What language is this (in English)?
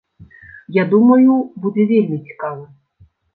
Belarusian